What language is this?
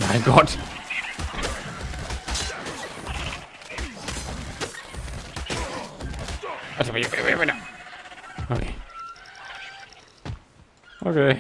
German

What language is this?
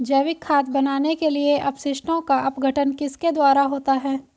Hindi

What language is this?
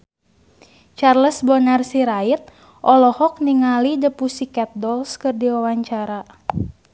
Sundanese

